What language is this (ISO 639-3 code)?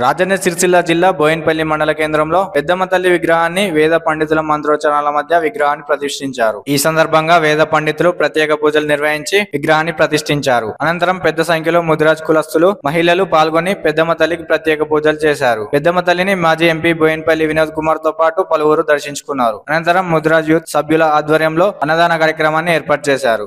tel